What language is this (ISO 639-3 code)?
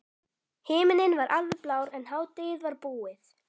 isl